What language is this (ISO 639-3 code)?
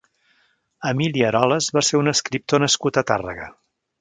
cat